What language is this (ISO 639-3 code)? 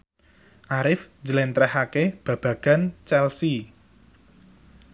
jav